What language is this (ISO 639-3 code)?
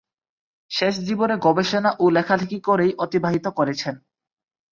ben